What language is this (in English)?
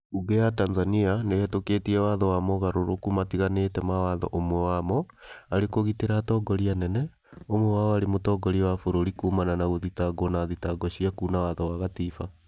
Kikuyu